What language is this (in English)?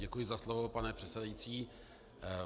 Czech